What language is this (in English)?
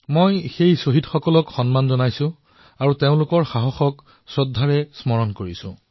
Assamese